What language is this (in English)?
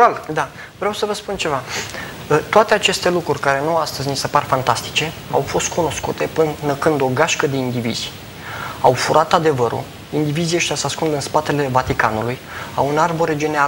Romanian